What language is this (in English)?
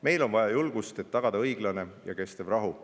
Estonian